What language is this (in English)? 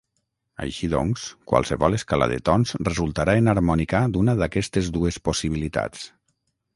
Catalan